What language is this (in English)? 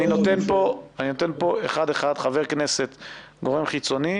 Hebrew